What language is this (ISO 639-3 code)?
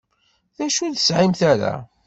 kab